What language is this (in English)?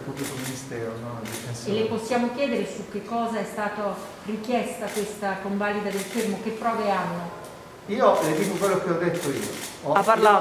Italian